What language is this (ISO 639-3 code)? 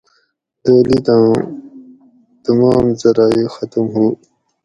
gwc